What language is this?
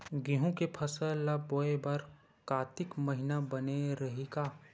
Chhattisgarhi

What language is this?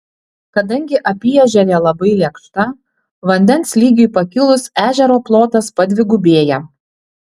Lithuanian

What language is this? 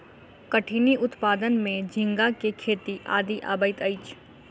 Maithili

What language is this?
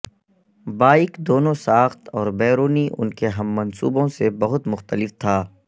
Urdu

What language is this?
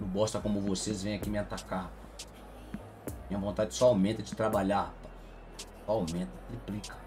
Portuguese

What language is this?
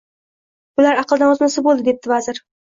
Uzbek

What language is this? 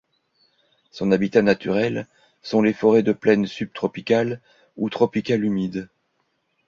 French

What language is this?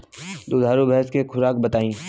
Bhojpuri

